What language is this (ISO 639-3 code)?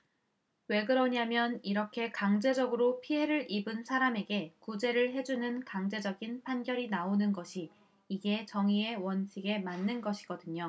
kor